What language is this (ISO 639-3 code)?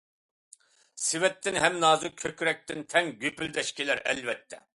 uig